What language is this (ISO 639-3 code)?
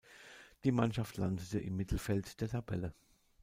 deu